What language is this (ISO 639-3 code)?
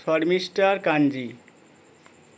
ben